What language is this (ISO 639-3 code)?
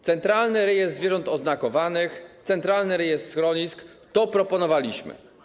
pol